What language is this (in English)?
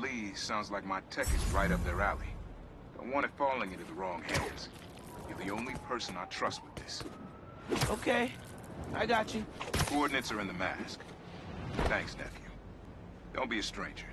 English